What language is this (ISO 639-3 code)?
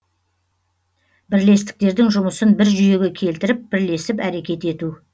kaz